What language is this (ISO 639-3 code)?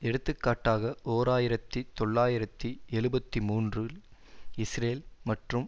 tam